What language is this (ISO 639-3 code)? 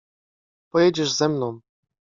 pol